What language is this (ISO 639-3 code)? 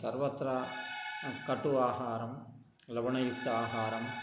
san